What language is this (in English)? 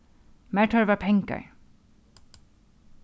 Faroese